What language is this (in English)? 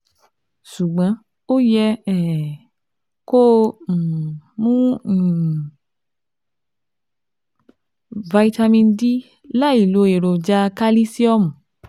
Yoruba